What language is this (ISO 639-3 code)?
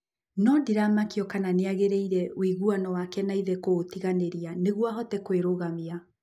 kik